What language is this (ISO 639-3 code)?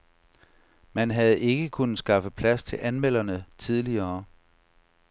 dan